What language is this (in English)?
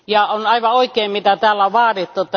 Finnish